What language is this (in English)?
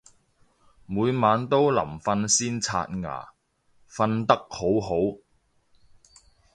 Cantonese